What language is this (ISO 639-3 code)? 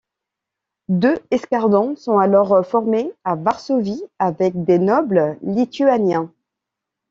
fra